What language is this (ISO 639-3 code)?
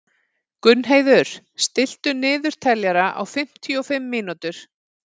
isl